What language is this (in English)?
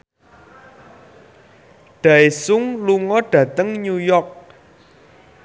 Javanese